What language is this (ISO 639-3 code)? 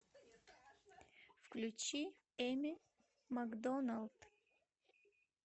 rus